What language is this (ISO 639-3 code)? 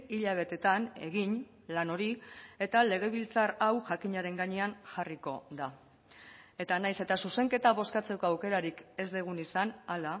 eus